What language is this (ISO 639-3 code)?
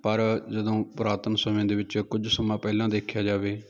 pan